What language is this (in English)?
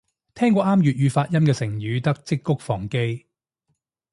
Cantonese